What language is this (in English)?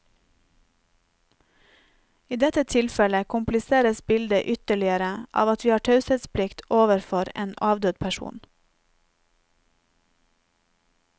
Norwegian